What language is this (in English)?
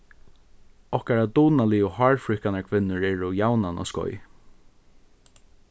Faroese